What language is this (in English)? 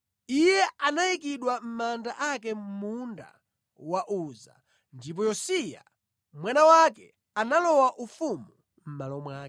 Nyanja